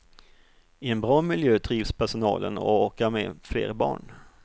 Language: Swedish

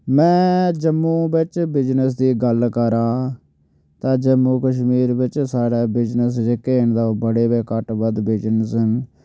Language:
Dogri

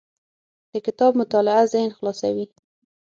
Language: Pashto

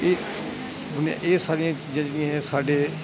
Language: Punjabi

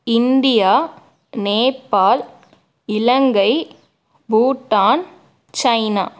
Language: Tamil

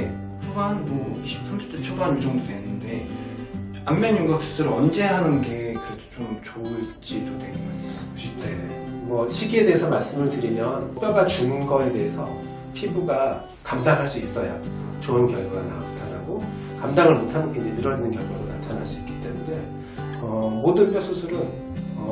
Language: Korean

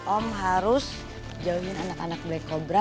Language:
Indonesian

